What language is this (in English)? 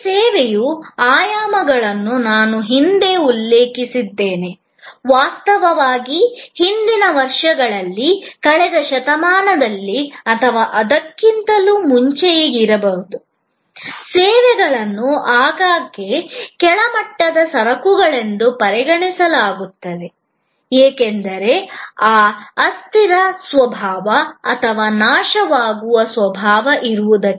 Kannada